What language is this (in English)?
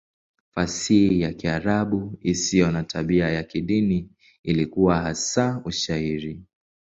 Swahili